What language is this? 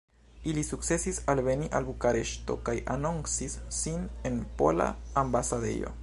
Esperanto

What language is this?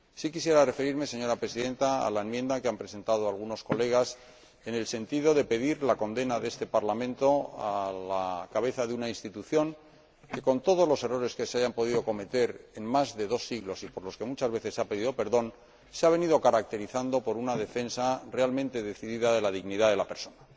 Spanish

